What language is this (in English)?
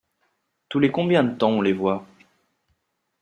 French